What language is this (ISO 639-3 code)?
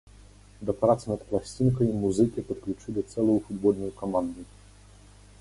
bel